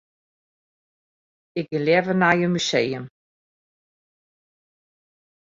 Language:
Western Frisian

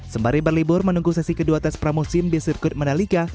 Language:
Indonesian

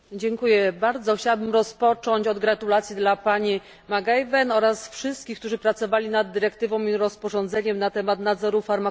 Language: Polish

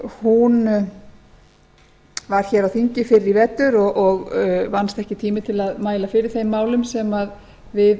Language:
Icelandic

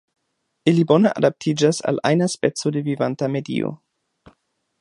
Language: Esperanto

